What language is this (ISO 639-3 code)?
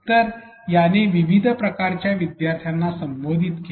mar